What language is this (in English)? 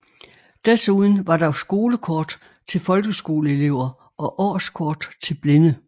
Danish